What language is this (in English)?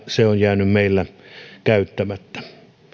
Finnish